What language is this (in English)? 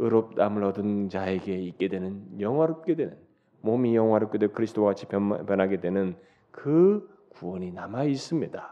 Korean